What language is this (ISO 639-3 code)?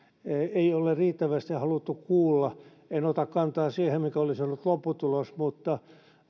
fin